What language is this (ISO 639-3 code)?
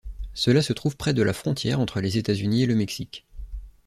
fra